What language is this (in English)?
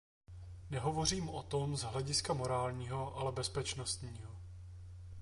Czech